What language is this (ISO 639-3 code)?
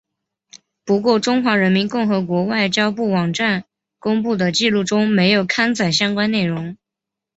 zho